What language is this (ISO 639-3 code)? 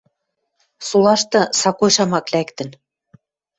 mrj